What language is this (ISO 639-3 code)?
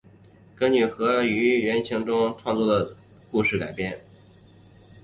zho